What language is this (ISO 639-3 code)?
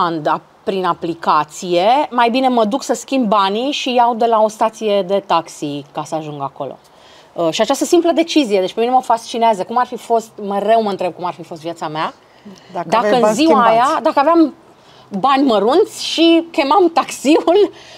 ron